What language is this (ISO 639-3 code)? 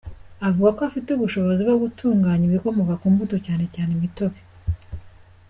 kin